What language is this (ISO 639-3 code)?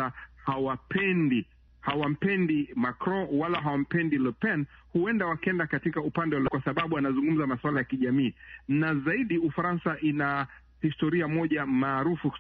swa